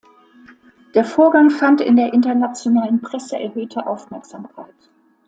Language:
German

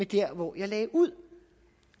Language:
Danish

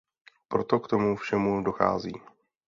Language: Czech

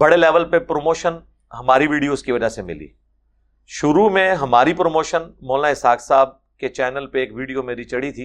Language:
Urdu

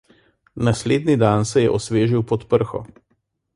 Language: Slovenian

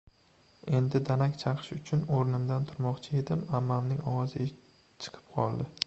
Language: Uzbek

